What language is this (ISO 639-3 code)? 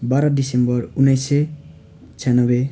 nep